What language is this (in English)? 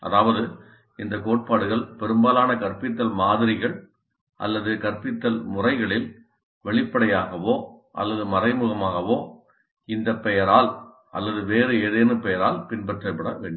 Tamil